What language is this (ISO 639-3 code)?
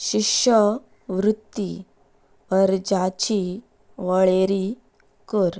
kok